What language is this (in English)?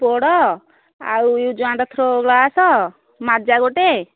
Odia